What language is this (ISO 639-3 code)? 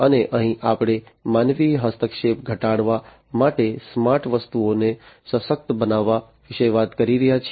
guj